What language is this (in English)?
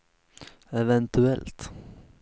Swedish